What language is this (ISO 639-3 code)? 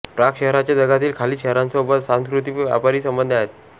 mar